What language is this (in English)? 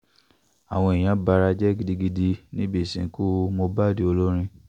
Yoruba